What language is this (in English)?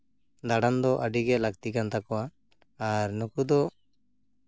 Santali